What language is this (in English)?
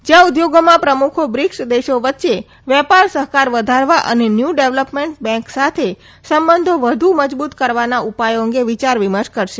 Gujarati